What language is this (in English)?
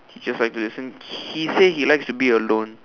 English